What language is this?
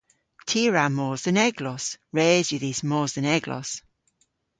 Cornish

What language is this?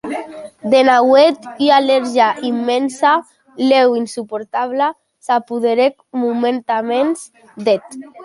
Occitan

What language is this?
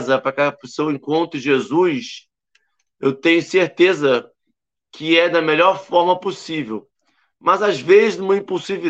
Portuguese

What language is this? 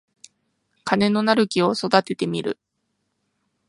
Japanese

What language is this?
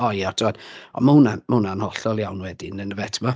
Welsh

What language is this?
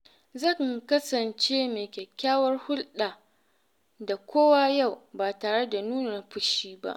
Hausa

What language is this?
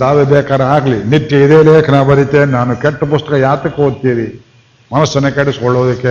Kannada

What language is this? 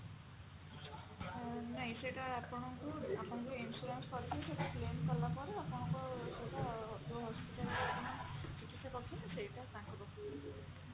Odia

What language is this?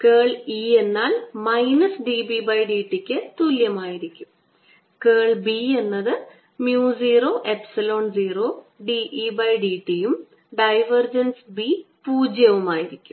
Malayalam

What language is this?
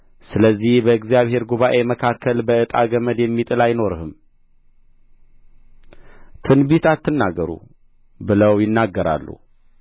Amharic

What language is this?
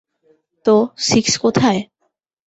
Bangla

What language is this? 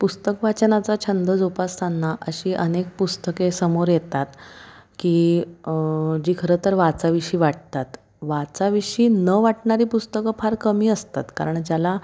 Marathi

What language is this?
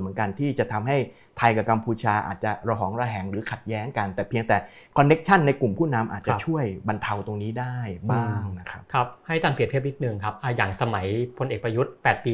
Thai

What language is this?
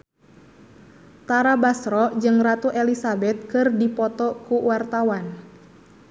Sundanese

